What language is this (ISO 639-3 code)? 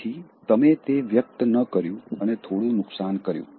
guj